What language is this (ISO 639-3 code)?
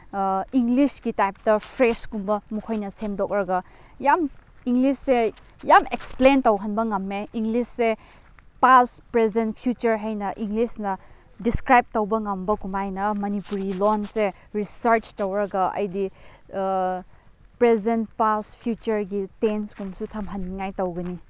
mni